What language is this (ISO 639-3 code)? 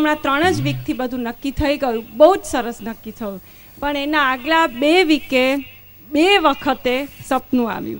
guj